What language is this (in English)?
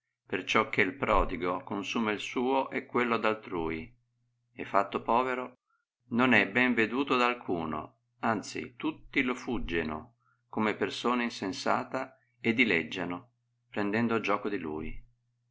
Italian